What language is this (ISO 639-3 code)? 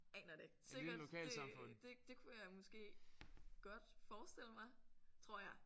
dan